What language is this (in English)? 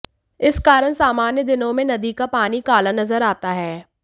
Hindi